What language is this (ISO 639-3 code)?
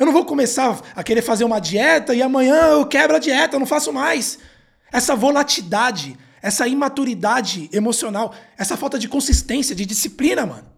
por